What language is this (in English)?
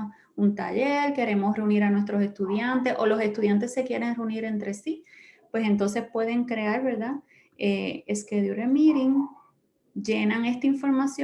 Spanish